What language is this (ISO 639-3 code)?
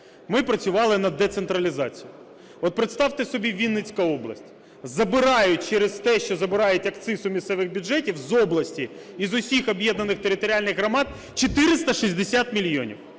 ukr